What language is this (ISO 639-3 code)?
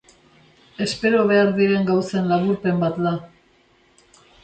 eus